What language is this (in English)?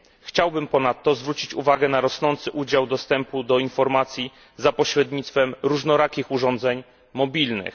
Polish